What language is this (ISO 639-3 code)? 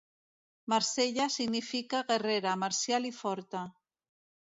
cat